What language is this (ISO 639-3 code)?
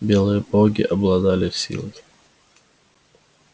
rus